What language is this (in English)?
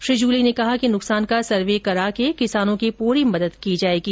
Hindi